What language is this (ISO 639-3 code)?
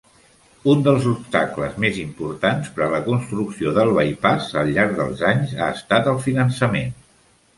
cat